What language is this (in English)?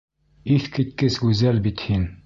Bashkir